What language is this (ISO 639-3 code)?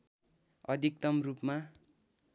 nep